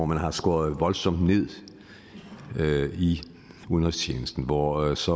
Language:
Danish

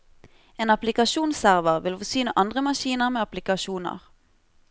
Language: Norwegian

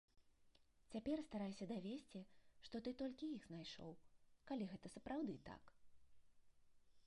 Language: Belarusian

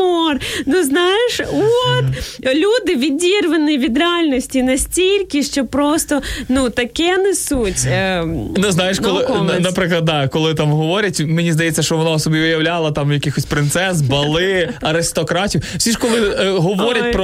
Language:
Ukrainian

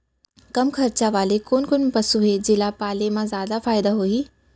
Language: Chhattisgarhi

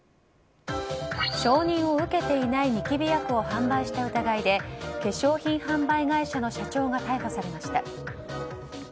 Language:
Japanese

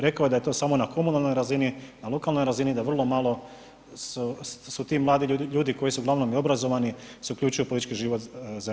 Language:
Croatian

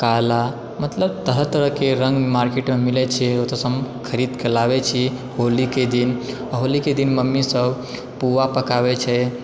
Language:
Maithili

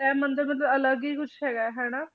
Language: Punjabi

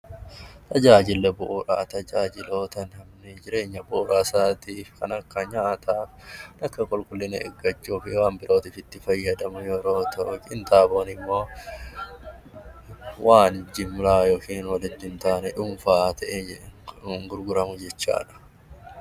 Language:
Oromo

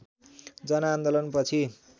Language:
Nepali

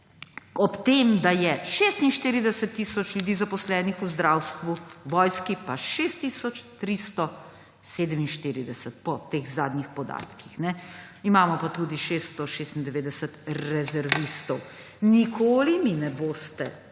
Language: Slovenian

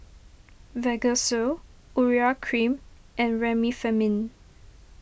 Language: English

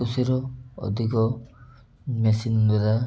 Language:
Odia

